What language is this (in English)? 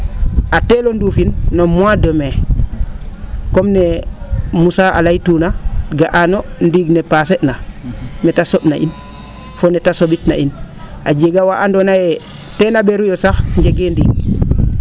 Serer